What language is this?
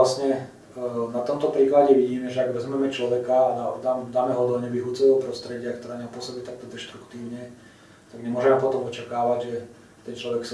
Russian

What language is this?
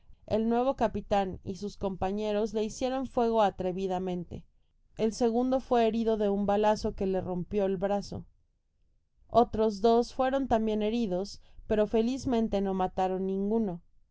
Spanish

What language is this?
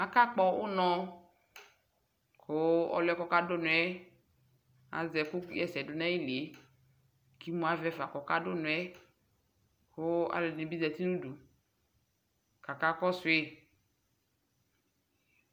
Ikposo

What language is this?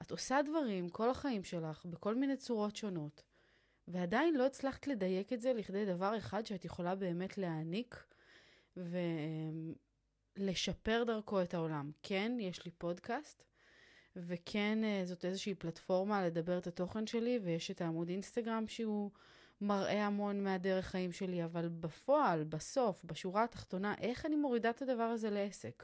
Hebrew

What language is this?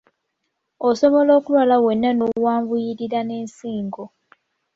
Ganda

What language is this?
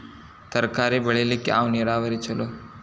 Kannada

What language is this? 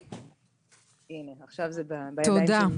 Hebrew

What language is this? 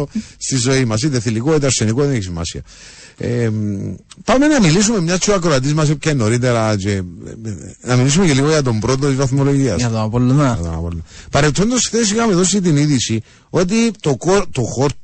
Greek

